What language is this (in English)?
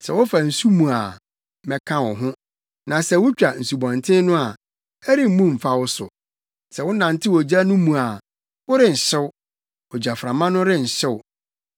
Akan